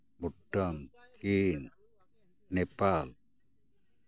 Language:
Santali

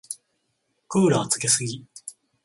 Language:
Japanese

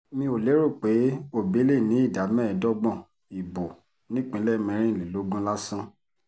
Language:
Yoruba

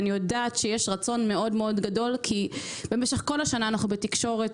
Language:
Hebrew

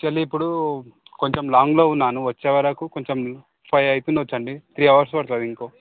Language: Telugu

